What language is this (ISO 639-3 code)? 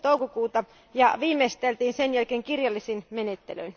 fin